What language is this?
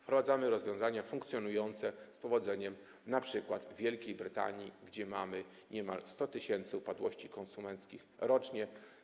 Polish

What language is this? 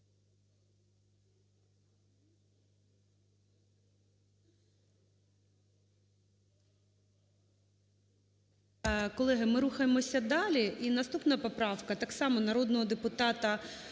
Ukrainian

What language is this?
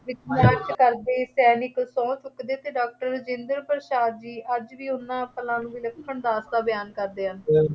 Punjabi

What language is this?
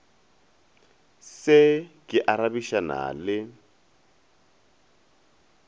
Northern Sotho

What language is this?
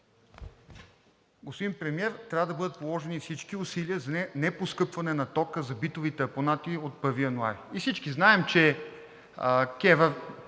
Bulgarian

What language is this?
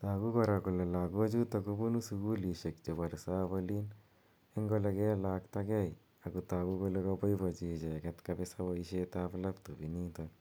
Kalenjin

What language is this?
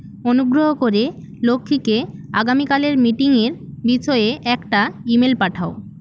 Bangla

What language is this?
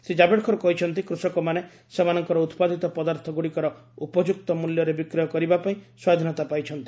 Odia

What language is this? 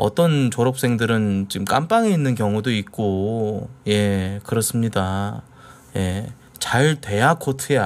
Korean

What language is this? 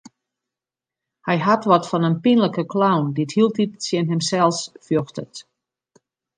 Western Frisian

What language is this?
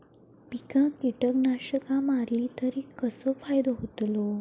Marathi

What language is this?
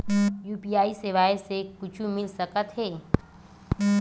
Chhattisgarhi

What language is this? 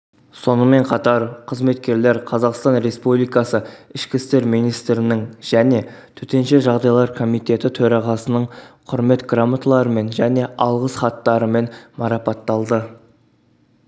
Kazakh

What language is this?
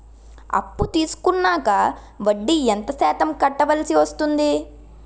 Telugu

